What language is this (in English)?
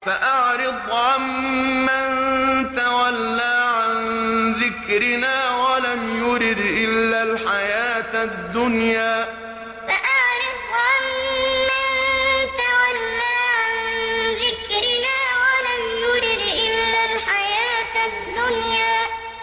Arabic